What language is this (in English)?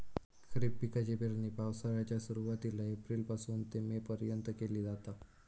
Marathi